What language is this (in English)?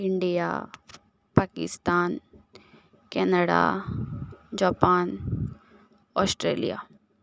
Konkani